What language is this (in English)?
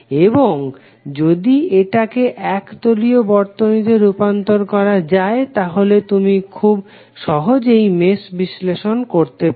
Bangla